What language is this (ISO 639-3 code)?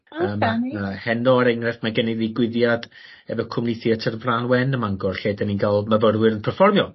cym